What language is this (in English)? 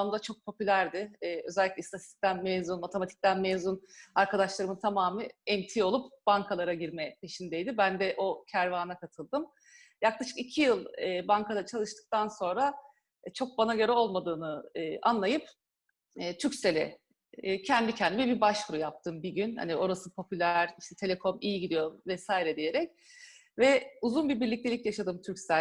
Turkish